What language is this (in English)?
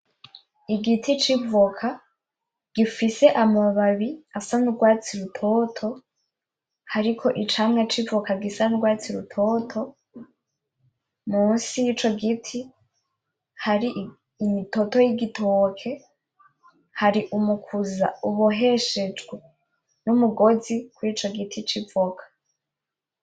Rundi